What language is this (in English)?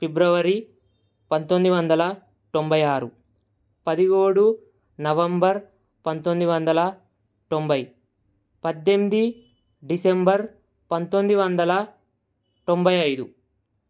Telugu